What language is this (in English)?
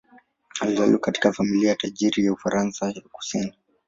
Swahili